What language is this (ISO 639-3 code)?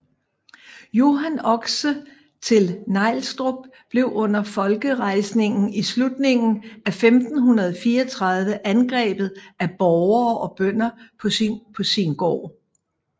dan